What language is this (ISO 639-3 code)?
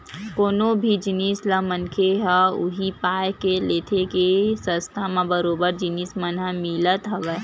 hne